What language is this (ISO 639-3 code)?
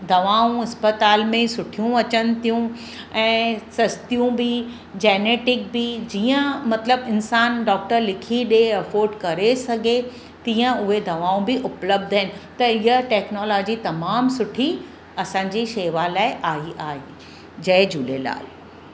snd